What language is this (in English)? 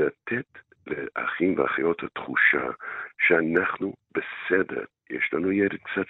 Hebrew